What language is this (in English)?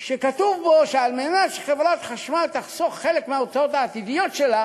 Hebrew